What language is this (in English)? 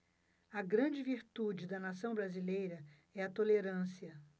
Portuguese